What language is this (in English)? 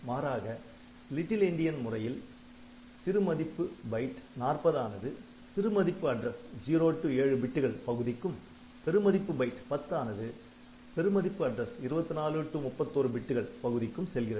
Tamil